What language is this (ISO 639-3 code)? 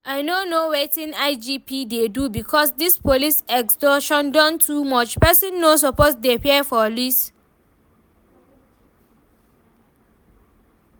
pcm